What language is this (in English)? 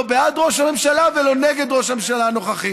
Hebrew